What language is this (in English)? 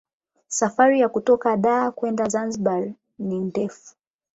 Swahili